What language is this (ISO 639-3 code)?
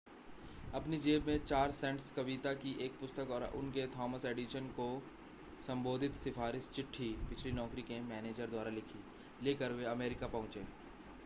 hin